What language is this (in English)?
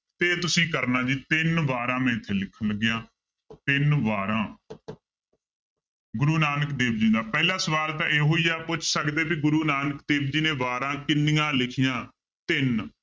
Punjabi